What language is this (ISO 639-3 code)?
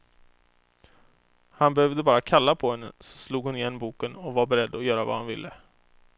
swe